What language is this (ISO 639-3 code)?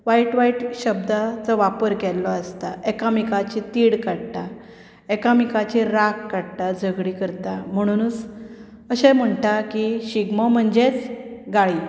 kok